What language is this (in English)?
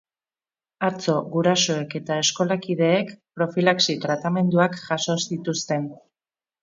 Basque